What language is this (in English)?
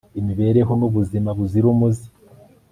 Kinyarwanda